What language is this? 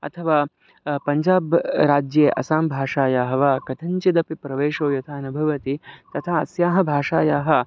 Sanskrit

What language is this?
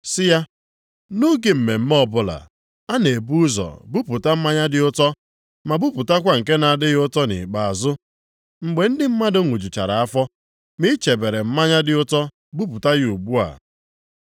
Igbo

